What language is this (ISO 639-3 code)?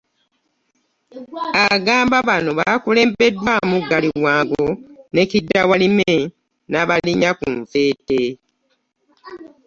lug